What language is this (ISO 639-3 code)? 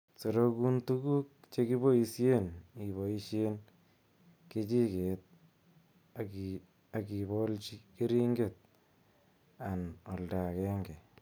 kln